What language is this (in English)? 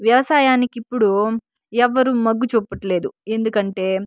Telugu